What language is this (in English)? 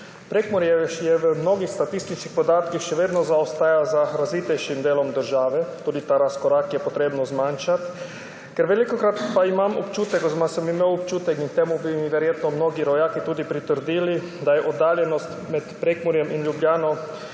Slovenian